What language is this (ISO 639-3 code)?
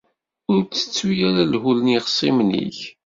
kab